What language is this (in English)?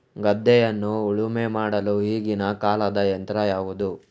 Kannada